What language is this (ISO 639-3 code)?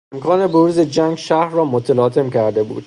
fas